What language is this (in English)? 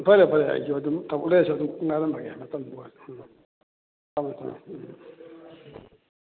Manipuri